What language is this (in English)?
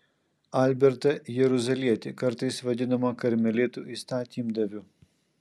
Lithuanian